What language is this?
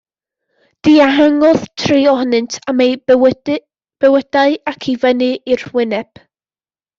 Welsh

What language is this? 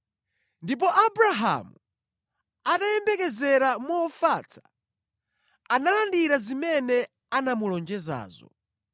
Nyanja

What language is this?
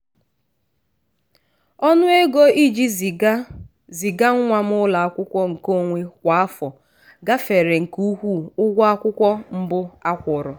Igbo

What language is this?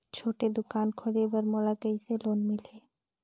Chhattisgarhi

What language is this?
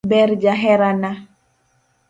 Luo (Kenya and Tanzania)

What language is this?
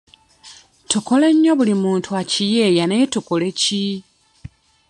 Ganda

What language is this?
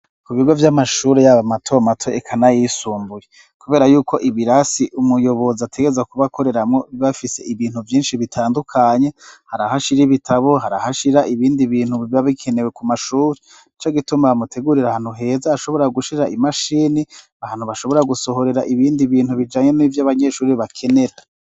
Rundi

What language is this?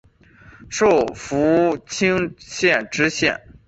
Chinese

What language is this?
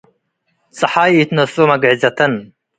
Tigre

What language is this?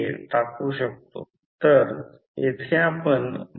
Marathi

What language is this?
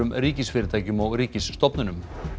Icelandic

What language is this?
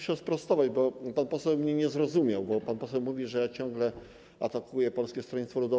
Polish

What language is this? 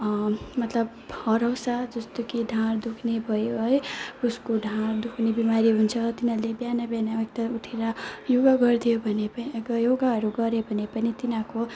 Nepali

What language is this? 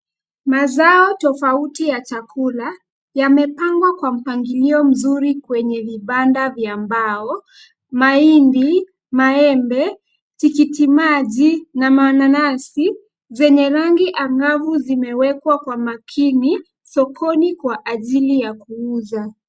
Swahili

